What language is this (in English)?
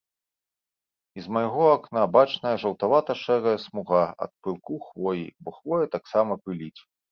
Belarusian